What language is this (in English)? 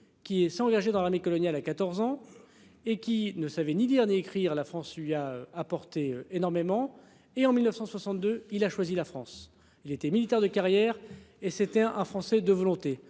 French